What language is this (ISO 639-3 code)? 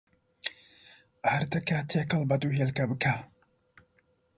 ckb